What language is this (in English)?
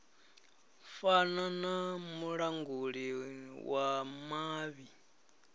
Venda